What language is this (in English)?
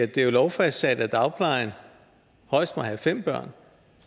Danish